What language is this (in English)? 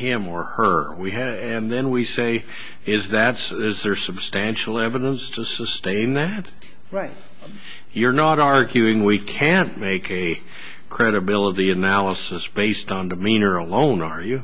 English